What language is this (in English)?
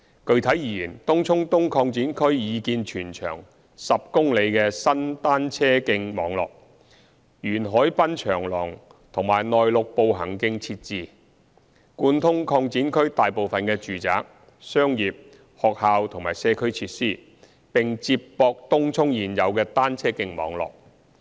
Cantonese